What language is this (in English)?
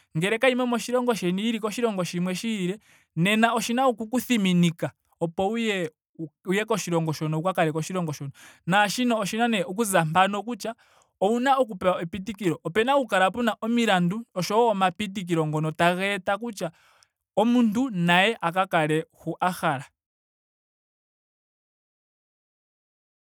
Ndonga